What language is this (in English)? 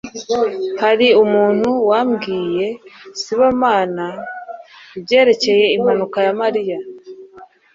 Kinyarwanda